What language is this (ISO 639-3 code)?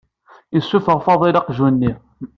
kab